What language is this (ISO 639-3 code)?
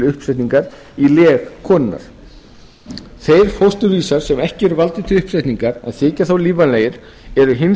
isl